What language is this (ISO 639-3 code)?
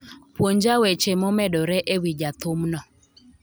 luo